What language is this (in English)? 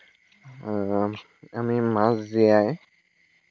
Assamese